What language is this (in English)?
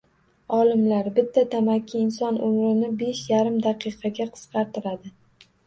Uzbek